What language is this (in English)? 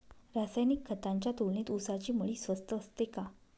Marathi